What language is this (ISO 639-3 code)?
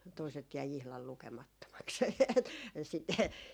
fin